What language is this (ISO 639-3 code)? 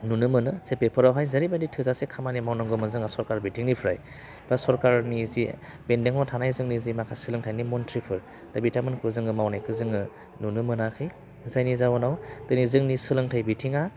brx